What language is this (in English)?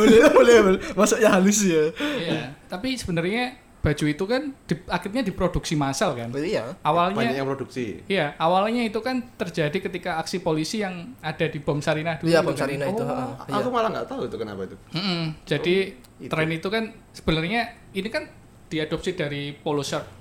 Indonesian